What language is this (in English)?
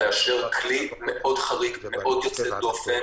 Hebrew